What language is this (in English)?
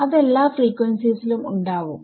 Malayalam